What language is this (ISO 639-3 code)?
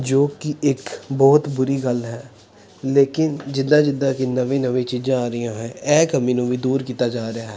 pan